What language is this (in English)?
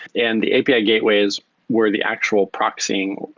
English